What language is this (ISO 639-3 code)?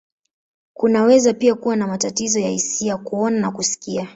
swa